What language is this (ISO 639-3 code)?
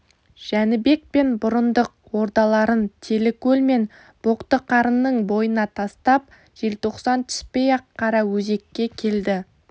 kaz